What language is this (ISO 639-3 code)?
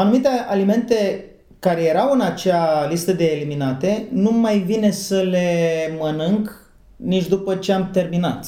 ron